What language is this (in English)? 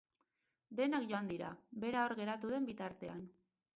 Basque